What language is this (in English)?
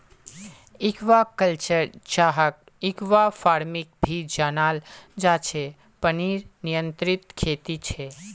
Magahi